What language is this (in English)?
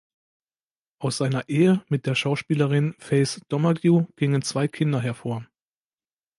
German